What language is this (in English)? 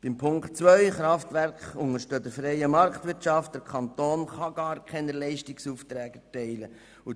Swiss German